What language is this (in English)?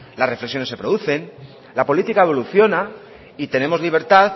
Spanish